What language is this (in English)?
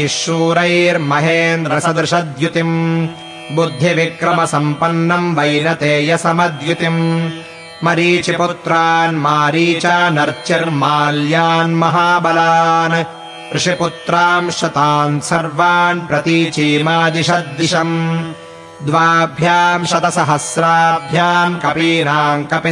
Kannada